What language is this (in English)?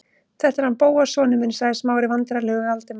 Icelandic